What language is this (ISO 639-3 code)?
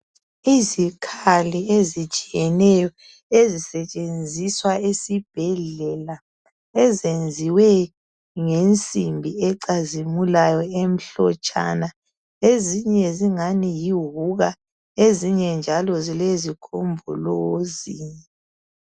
nde